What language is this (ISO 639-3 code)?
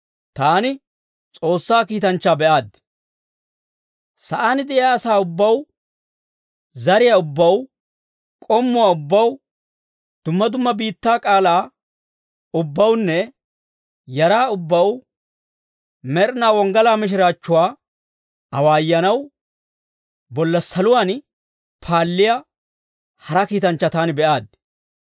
dwr